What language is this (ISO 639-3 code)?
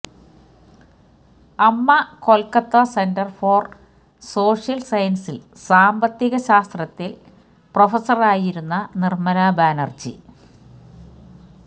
mal